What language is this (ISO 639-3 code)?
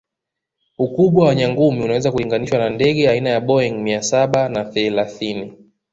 swa